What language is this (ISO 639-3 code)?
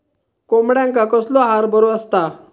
mar